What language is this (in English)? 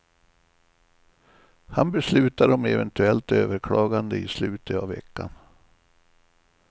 Swedish